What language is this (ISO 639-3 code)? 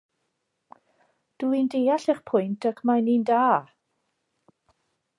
cym